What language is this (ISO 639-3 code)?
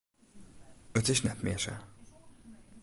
fry